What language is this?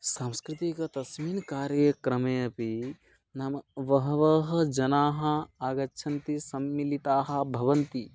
Sanskrit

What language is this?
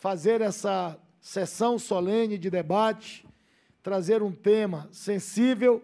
Portuguese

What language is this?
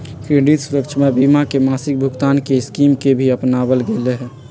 Magahi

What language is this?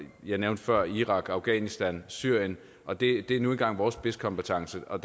Danish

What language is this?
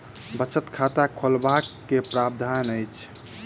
Maithili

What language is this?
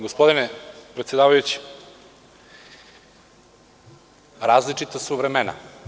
Serbian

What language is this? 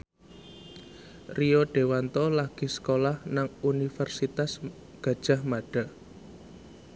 Javanese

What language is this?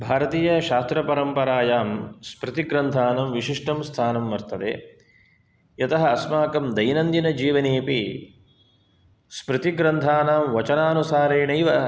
Sanskrit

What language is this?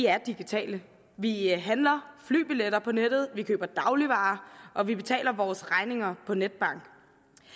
Danish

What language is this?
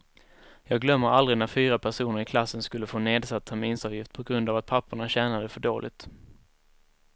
Swedish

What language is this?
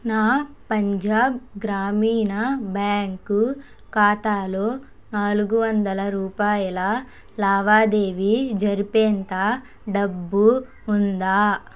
Telugu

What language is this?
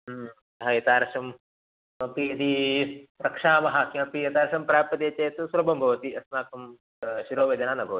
Sanskrit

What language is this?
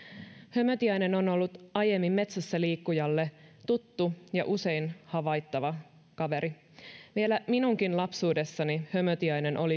Finnish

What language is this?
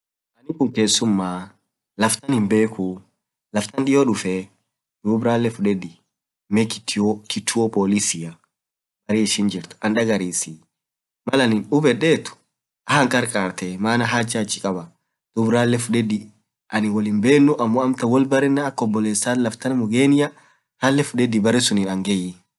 Orma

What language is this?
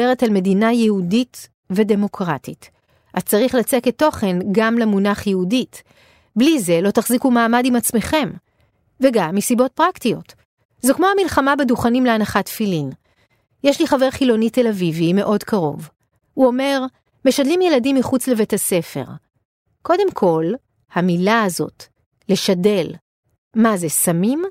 Hebrew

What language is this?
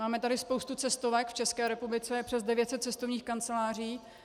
Czech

